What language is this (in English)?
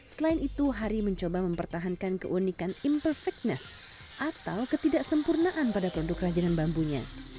Indonesian